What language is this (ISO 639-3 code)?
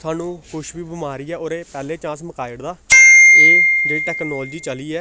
doi